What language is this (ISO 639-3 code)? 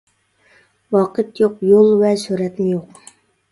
uig